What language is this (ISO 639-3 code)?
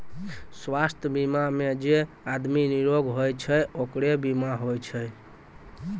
mai